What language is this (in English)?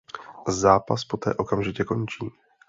Czech